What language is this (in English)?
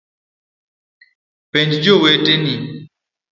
Luo (Kenya and Tanzania)